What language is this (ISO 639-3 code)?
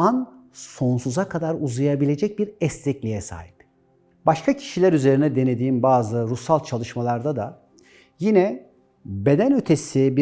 tur